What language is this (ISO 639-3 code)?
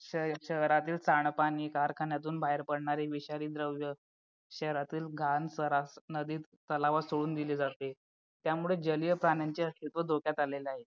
mar